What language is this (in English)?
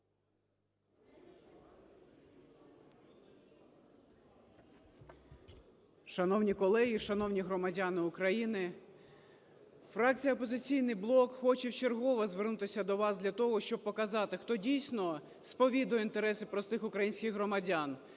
Ukrainian